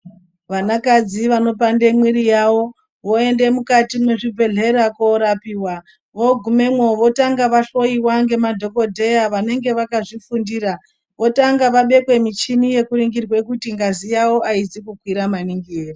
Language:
Ndau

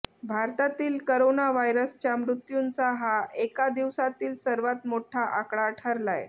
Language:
Marathi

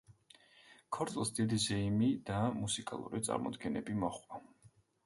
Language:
Georgian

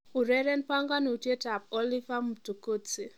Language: Kalenjin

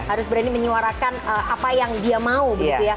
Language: Indonesian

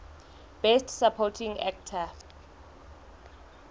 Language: Southern Sotho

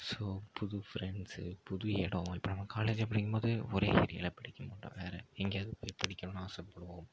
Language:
Tamil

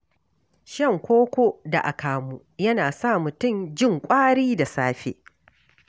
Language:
Hausa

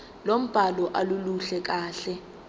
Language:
Zulu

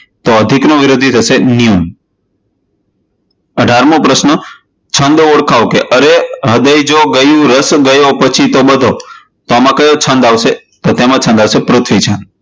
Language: Gujarati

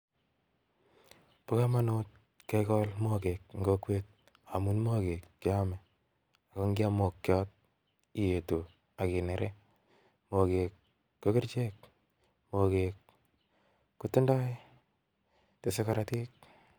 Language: Kalenjin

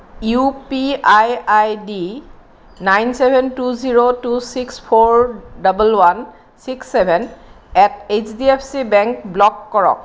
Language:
Assamese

